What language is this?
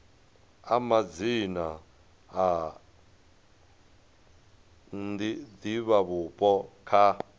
Venda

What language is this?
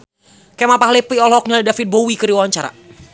Sundanese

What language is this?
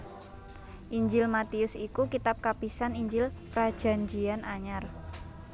Javanese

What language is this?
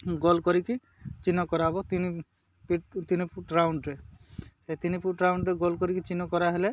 Odia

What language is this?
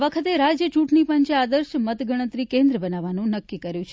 Gujarati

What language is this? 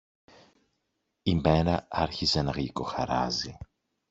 Greek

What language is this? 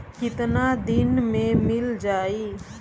Bhojpuri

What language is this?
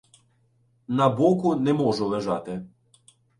Ukrainian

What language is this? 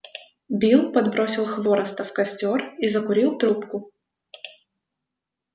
Russian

